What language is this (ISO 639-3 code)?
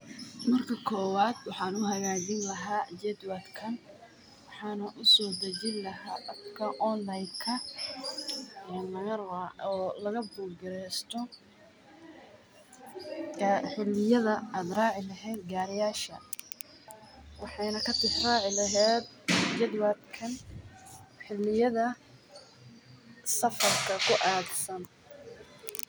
som